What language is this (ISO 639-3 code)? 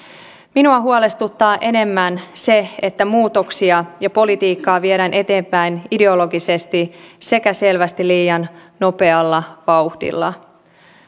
fin